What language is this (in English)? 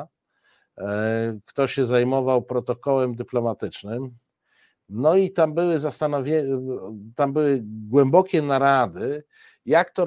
Polish